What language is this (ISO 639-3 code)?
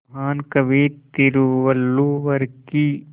hin